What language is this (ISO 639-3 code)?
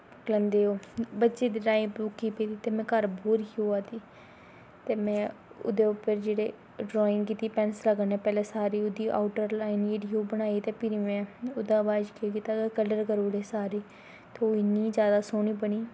doi